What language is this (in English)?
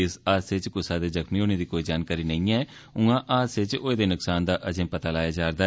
Dogri